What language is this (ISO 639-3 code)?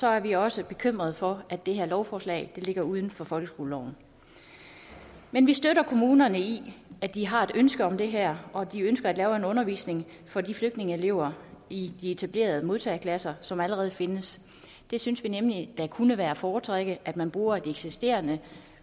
dan